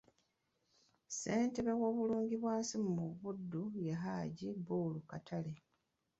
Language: Ganda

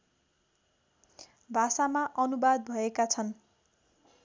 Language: Nepali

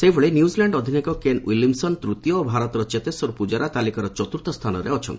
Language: Odia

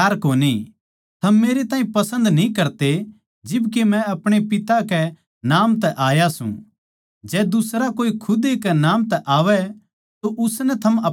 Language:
Haryanvi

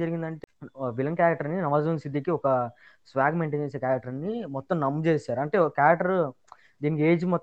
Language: Telugu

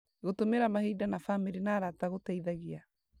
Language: Kikuyu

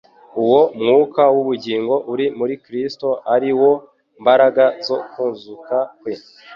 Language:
Kinyarwanda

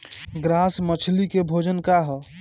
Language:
Bhojpuri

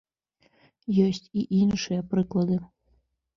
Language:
Belarusian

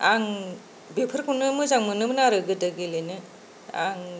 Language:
Bodo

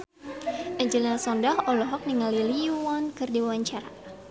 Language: Sundanese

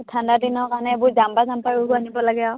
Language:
Assamese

